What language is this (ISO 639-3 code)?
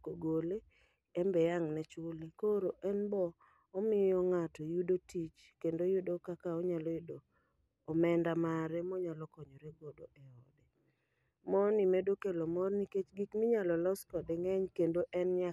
luo